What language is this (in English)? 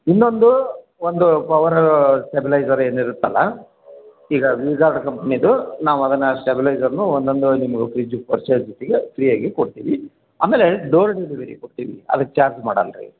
Kannada